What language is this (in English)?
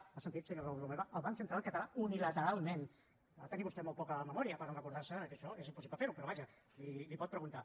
Catalan